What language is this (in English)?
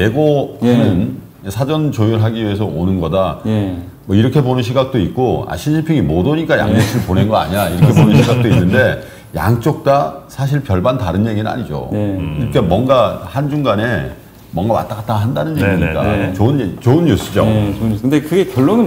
Korean